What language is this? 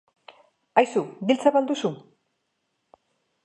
Basque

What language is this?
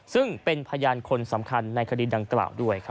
Thai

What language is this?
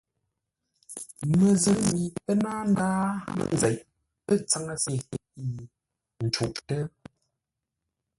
Ngombale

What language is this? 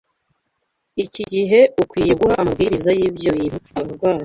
Kinyarwanda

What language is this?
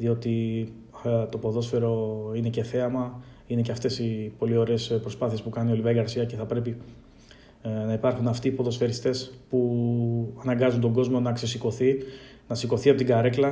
Greek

